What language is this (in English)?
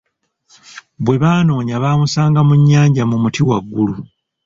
Ganda